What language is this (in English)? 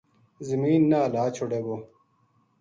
Gujari